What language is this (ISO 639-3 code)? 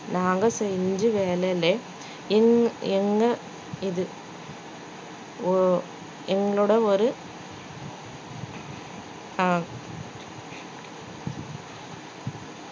tam